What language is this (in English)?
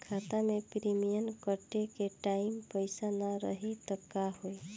Bhojpuri